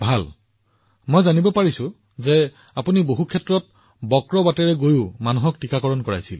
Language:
Assamese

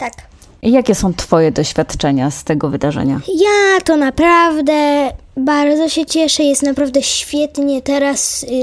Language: Polish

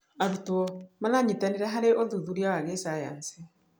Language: Kikuyu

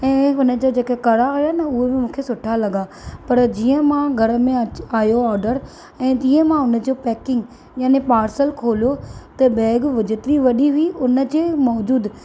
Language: Sindhi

